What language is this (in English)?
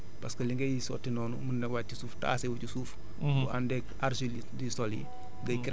Wolof